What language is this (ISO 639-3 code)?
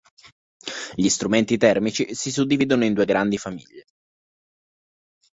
ita